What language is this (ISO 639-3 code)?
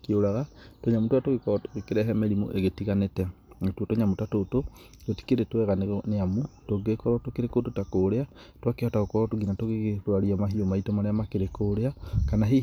kik